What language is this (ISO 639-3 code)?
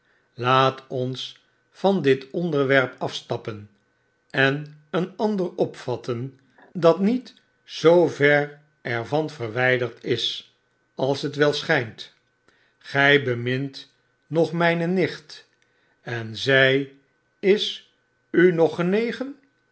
nld